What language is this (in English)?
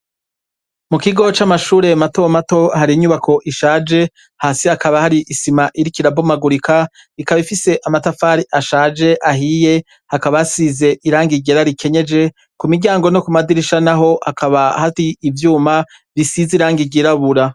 Rundi